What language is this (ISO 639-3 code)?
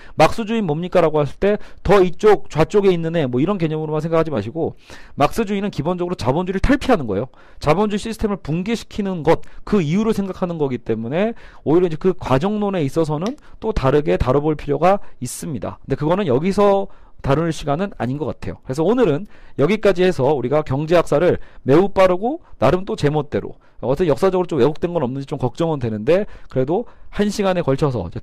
kor